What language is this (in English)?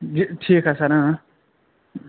Kashmiri